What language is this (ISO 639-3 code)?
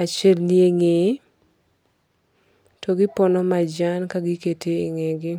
luo